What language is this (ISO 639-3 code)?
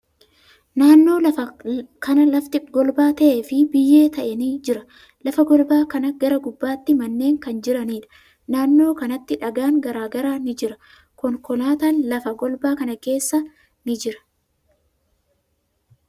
orm